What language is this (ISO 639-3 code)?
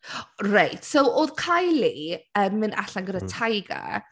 cym